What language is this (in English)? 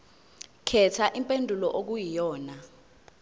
Zulu